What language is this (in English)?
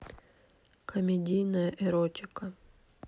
Russian